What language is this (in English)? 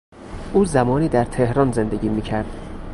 Persian